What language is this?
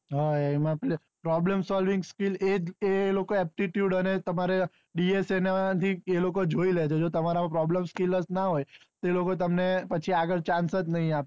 Gujarati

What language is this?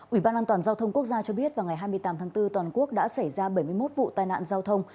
Vietnamese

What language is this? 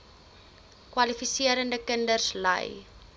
Afrikaans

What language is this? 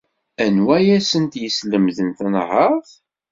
Kabyle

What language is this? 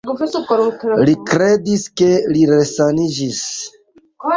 Esperanto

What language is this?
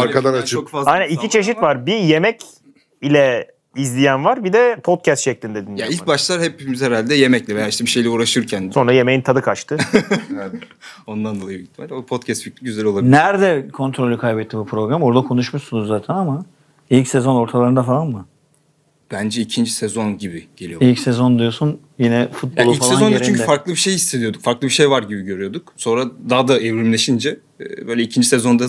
Turkish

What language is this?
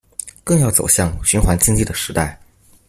Chinese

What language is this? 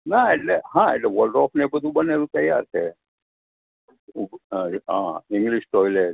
Gujarati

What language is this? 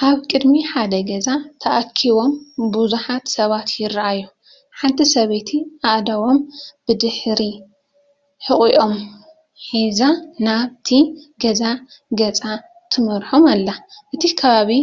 Tigrinya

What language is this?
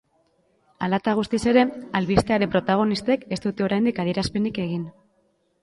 Basque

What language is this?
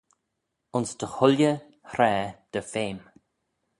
Manx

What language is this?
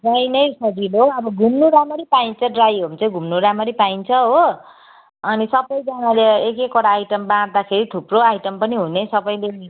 Nepali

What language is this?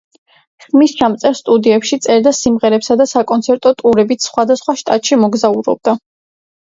Georgian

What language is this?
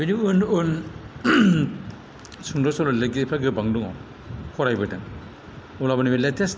Bodo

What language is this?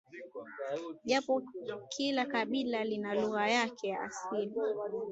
Swahili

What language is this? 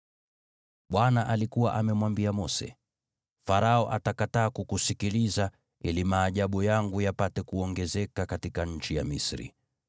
Swahili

